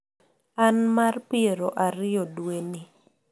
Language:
Luo (Kenya and Tanzania)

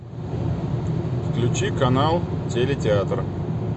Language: Russian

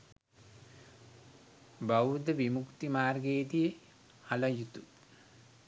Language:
Sinhala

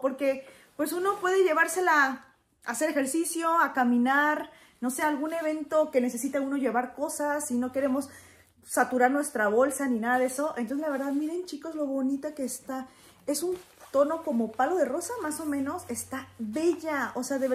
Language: Spanish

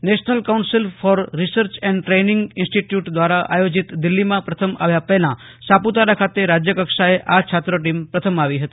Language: Gujarati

